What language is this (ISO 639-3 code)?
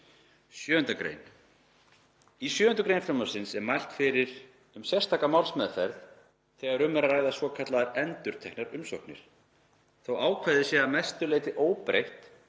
isl